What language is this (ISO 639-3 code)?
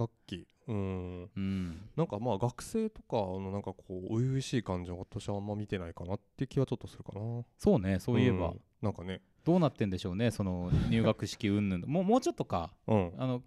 jpn